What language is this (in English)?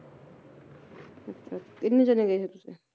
Punjabi